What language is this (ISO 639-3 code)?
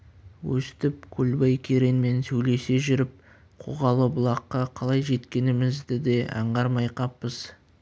kaz